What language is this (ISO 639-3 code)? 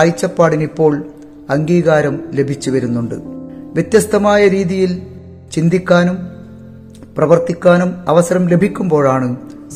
mal